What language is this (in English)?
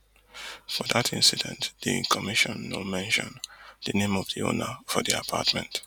Nigerian Pidgin